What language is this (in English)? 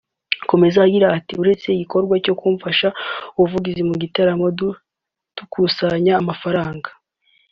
Kinyarwanda